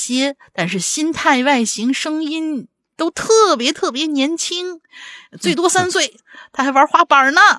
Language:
Chinese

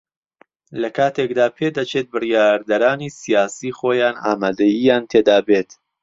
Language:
Central Kurdish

